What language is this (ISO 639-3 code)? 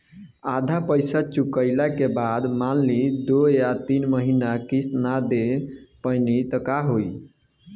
bho